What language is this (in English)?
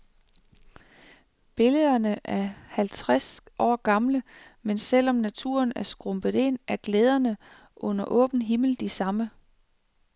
Danish